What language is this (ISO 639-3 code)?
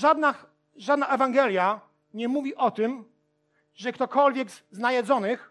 pol